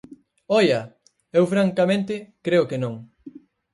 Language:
Galician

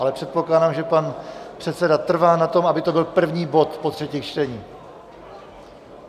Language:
Czech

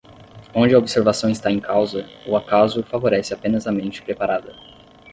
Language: Portuguese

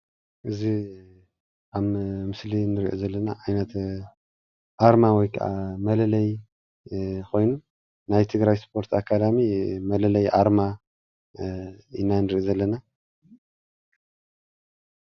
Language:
Tigrinya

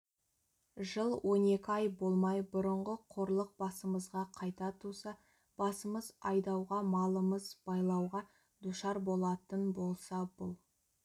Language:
Kazakh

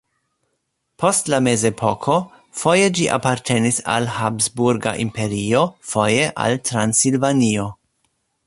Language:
Esperanto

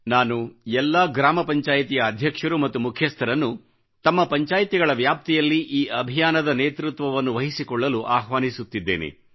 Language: Kannada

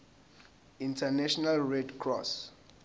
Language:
Zulu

